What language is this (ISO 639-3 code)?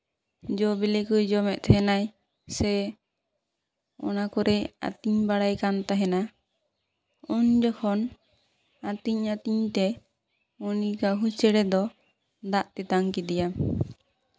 sat